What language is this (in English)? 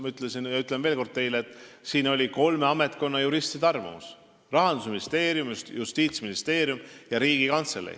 Estonian